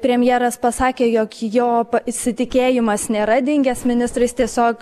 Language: Lithuanian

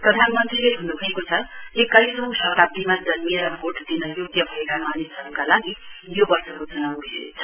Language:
Nepali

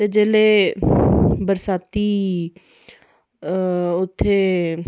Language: Dogri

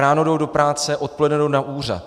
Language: Czech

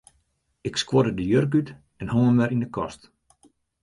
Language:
Western Frisian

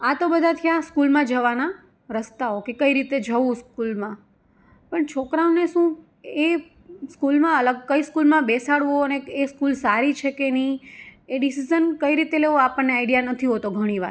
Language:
Gujarati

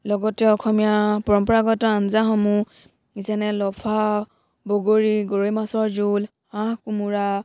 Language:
Assamese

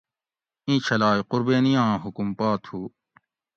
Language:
Gawri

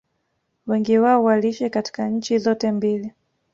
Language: Swahili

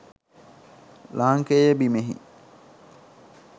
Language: Sinhala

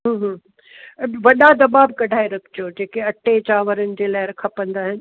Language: Sindhi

